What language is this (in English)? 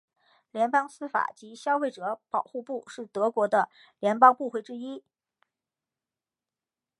Chinese